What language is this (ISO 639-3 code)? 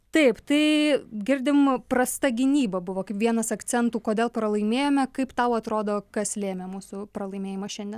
lit